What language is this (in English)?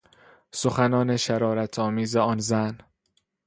Persian